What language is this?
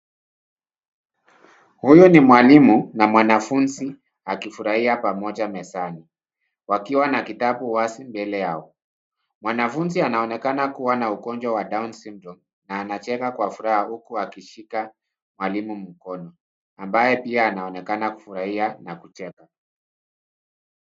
Swahili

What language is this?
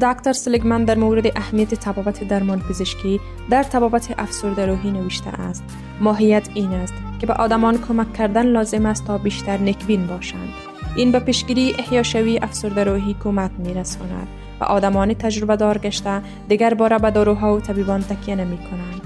Persian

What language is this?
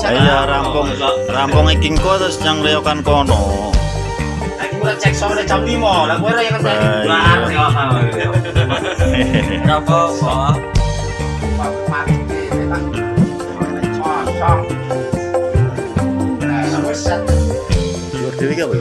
Indonesian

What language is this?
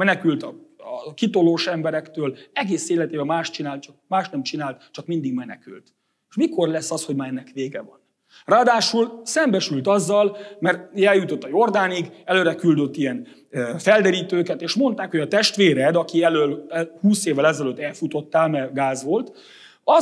Hungarian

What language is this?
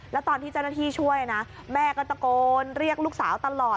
Thai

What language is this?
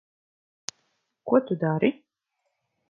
Latvian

